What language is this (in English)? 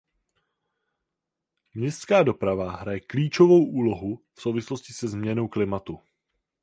Czech